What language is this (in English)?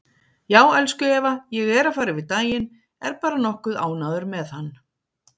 Icelandic